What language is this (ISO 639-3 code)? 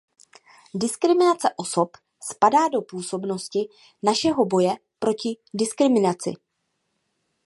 ces